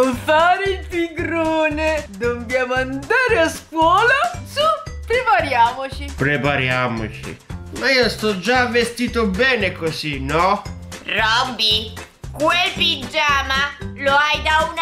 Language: Italian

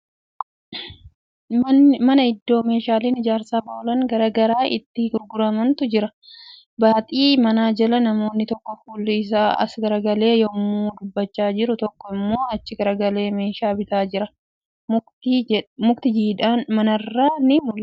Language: Oromo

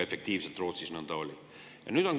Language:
Estonian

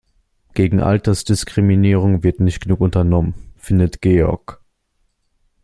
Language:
German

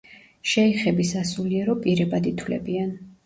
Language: Georgian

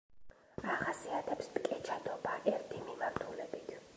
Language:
Georgian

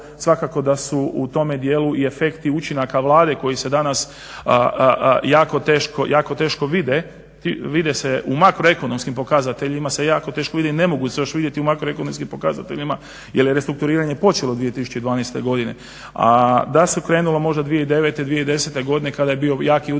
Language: Croatian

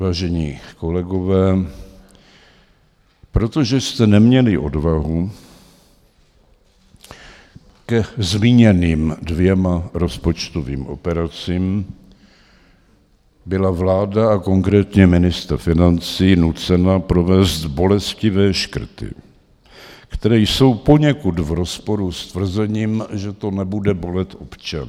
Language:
Czech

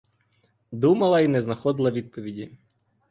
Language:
Ukrainian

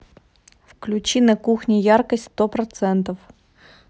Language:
Russian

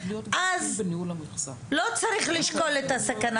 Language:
Hebrew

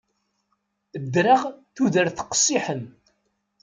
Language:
Kabyle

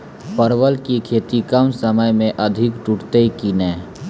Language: Maithili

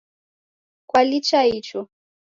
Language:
Taita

